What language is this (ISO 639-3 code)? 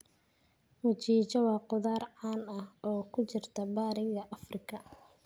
som